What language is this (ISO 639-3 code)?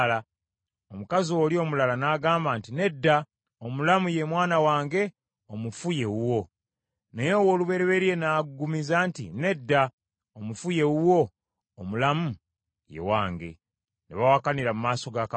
lug